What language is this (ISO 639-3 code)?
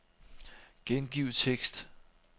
dan